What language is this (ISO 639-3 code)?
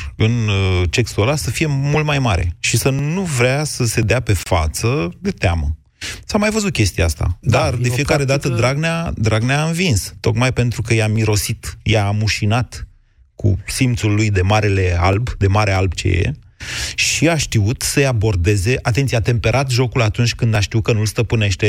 ron